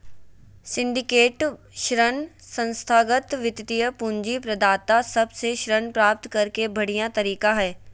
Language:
Magahi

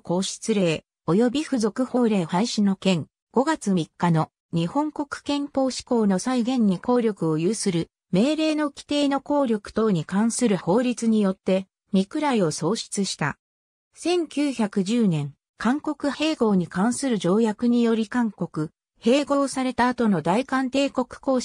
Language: Japanese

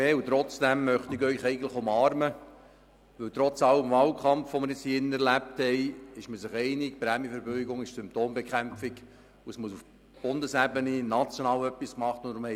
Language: Swiss German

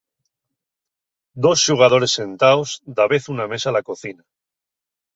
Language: Asturian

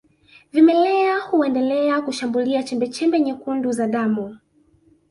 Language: Swahili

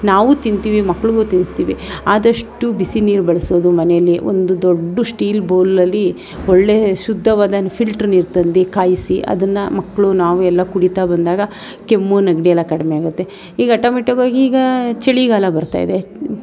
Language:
Kannada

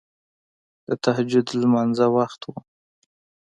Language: Pashto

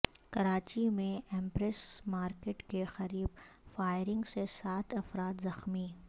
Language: Urdu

